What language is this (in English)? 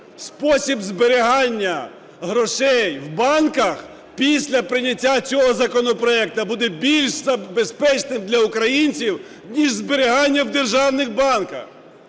Ukrainian